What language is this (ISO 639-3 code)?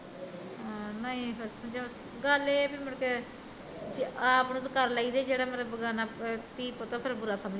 pan